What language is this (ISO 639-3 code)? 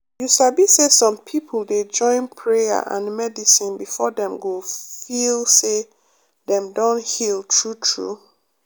pcm